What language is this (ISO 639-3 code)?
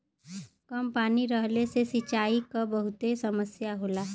bho